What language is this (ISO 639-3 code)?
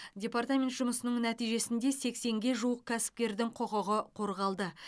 kaz